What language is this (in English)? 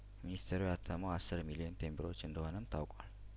Amharic